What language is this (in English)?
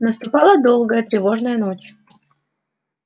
Russian